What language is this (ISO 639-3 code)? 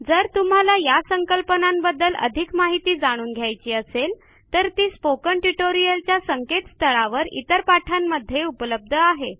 mar